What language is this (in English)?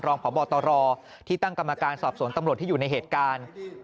Thai